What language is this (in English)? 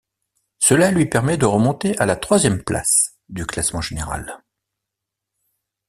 French